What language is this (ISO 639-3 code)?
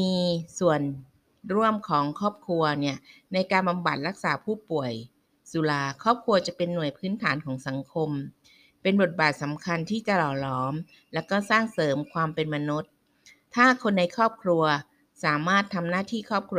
tha